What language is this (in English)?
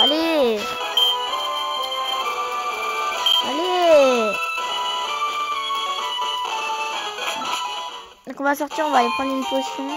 French